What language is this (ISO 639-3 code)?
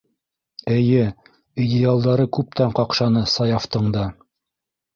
bak